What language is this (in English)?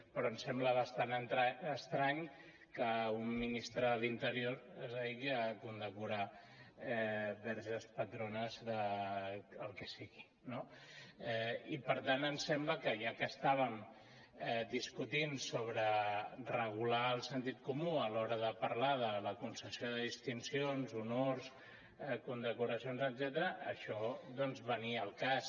Catalan